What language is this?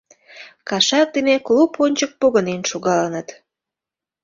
Mari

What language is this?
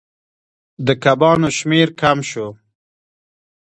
Pashto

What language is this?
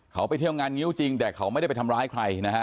Thai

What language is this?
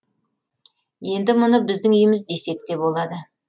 Kazakh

